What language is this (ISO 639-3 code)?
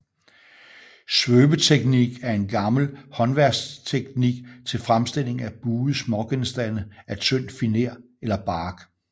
dan